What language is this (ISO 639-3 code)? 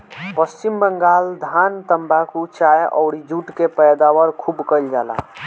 bho